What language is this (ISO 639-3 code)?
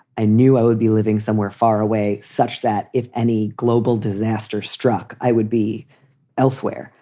eng